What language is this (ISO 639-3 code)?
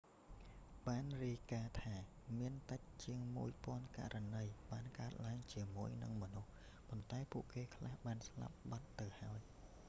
khm